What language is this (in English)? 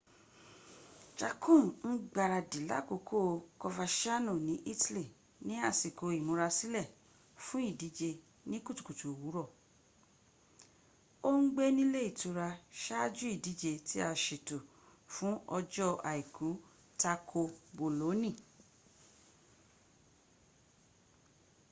Yoruba